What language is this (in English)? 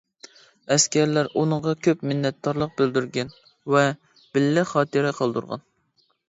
Uyghur